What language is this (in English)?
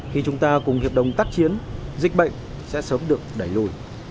Vietnamese